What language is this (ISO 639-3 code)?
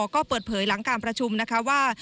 tha